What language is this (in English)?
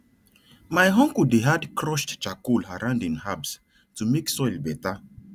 Nigerian Pidgin